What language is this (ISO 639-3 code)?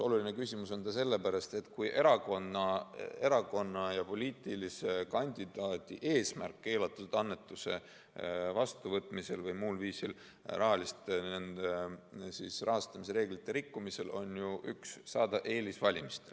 est